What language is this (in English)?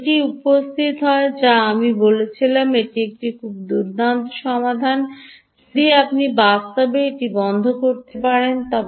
Bangla